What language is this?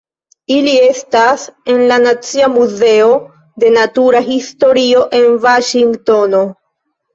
Esperanto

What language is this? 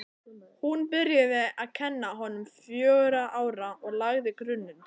Icelandic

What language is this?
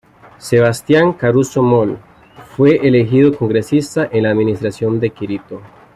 Spanish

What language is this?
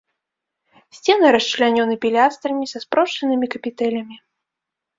Belarusian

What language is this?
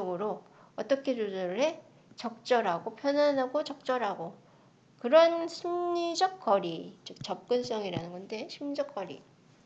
Korean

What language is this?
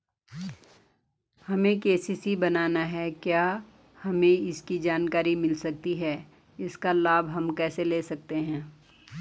Hindi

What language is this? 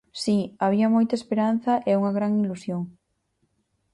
Galician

